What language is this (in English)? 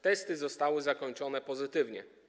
Polish